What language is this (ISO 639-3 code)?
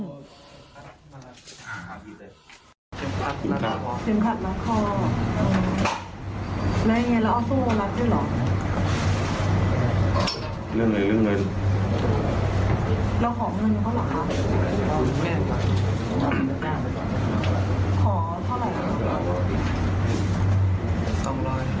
tha